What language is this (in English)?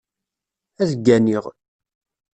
Kabyle